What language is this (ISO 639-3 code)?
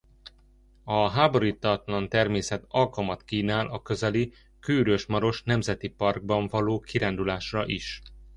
hun